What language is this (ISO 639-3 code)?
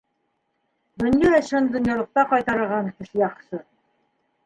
bak